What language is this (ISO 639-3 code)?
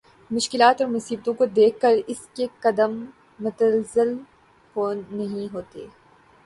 urd